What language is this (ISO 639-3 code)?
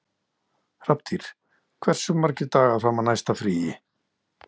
isl